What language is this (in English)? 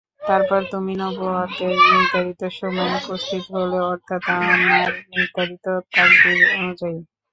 Bangla